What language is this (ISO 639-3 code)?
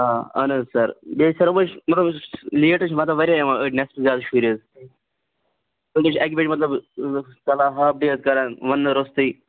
kas